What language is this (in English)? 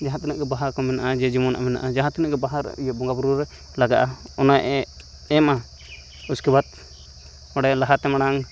Santali